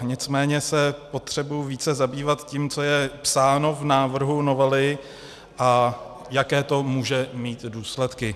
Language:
Czech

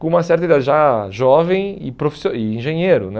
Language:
Portuguese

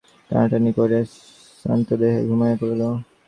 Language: Bangla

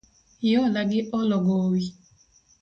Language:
Luo (Kenya and Tanzania)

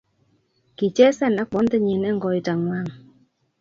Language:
Kalenjin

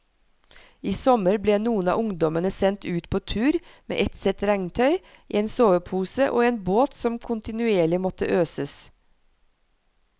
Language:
Norwegian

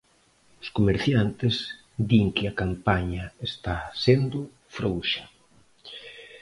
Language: Galician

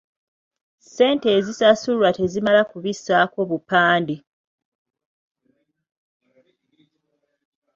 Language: Ganda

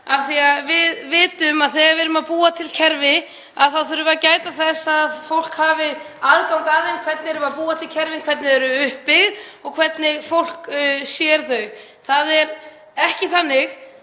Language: Icelandic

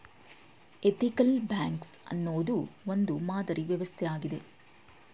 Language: Kannada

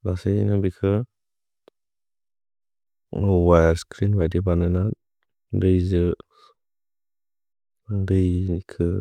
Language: Bodo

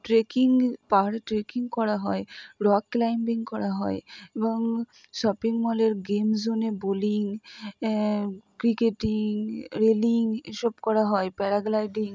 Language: Bangla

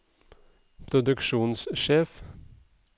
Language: Norwegian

